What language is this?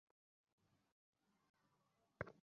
Bangla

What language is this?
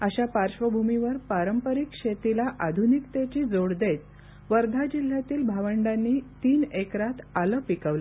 Marathi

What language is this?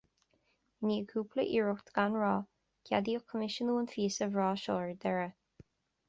Irish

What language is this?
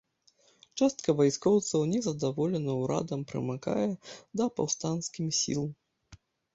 Belarusian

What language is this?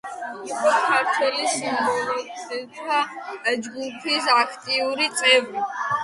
Georgian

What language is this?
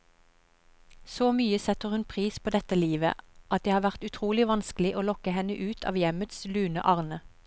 Norwegian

